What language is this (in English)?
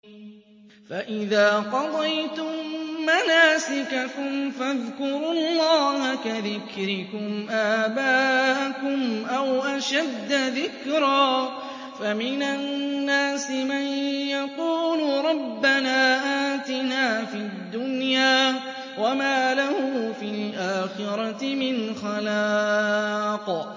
Arabic